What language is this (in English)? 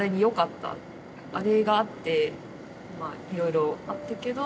Japanese